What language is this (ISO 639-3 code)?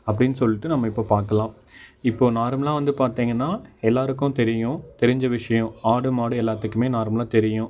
tam